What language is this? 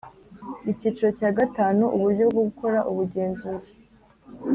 Kinyarwanda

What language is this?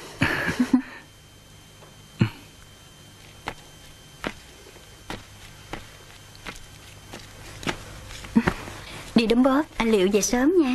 Vietnamese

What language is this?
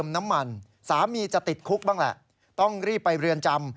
Thai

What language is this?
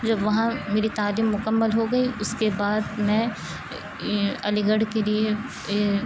Urdu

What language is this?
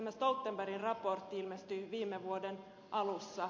Finnish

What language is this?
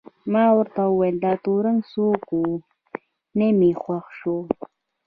Pashto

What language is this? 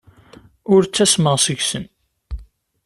Kabyle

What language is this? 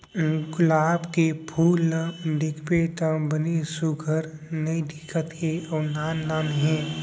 Chhattisgarhi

